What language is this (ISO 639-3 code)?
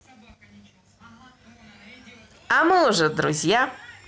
rus